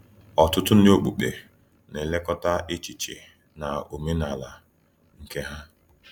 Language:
Igbo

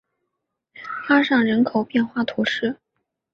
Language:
Chinese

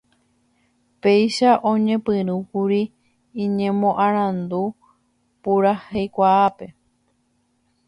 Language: Guarani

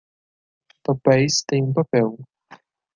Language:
Portuguese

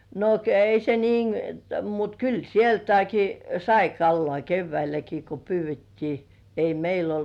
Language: Finnish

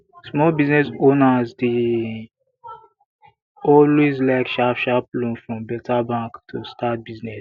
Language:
Nigerian Pidgin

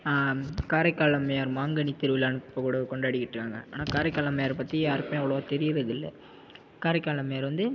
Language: Tamil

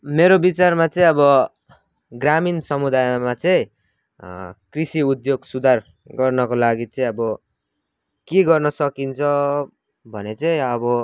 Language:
Nepali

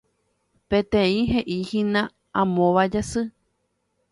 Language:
Guarani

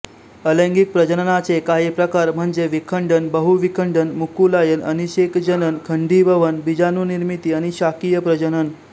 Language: Marathi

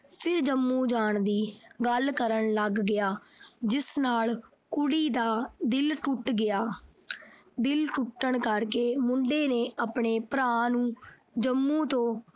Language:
Punjabi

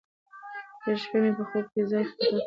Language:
Pashto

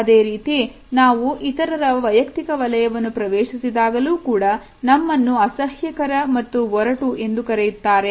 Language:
Kannada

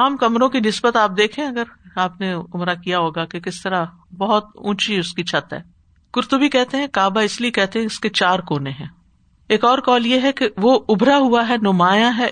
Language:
Urdu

